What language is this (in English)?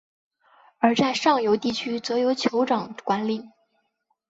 Chinese